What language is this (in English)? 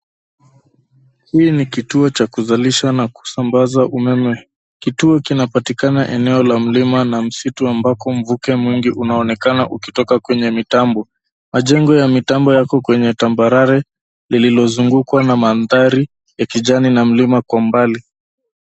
Swahili